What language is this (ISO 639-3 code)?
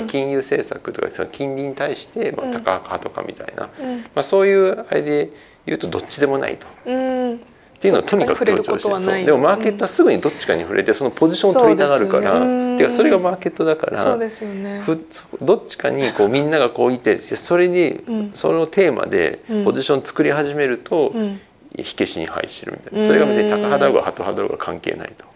jpn